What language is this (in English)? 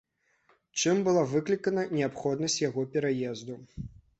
Belarusian